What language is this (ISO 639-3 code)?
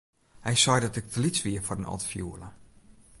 fry